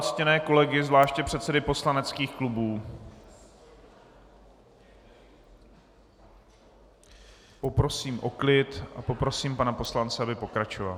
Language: Czech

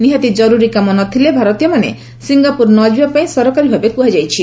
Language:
Odia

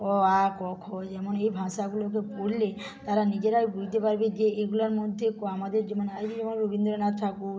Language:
Bangla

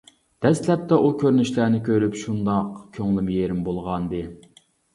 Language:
Uyghur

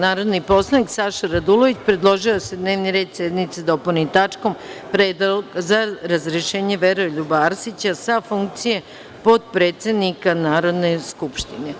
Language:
Serbian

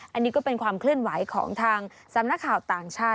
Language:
Thai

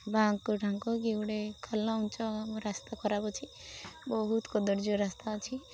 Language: Odia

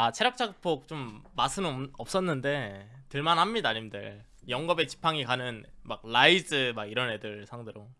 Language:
Korean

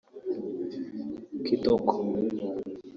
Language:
Kinyarwanda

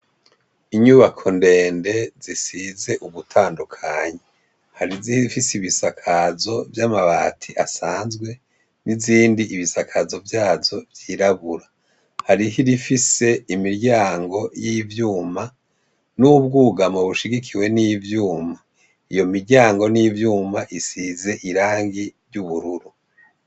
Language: Rundi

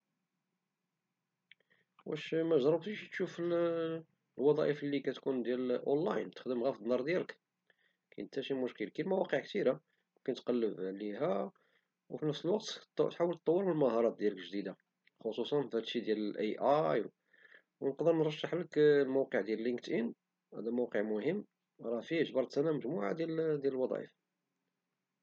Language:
Moroccan Arabic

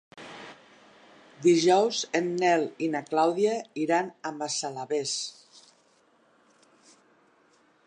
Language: Catalan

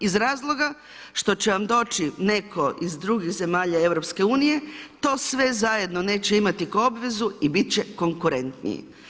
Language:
Croatian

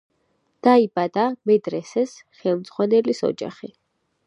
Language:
Georgian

